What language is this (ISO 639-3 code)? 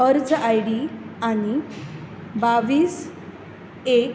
kok